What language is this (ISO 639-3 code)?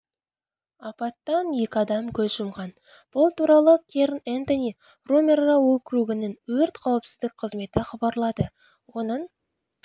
kaz